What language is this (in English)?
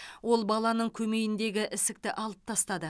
Kazakh